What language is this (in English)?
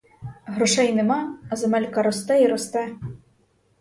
Ukrainian